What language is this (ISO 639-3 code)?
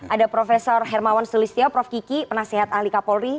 ind